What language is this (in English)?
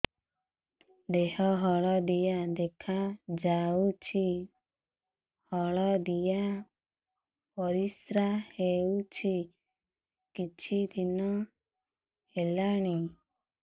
Odia